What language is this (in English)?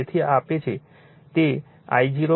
Gujarati